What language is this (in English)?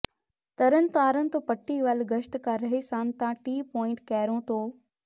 Punjabi